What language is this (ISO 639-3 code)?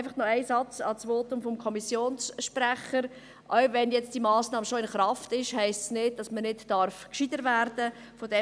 gsw